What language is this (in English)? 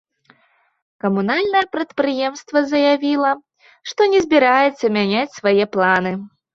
Belarusian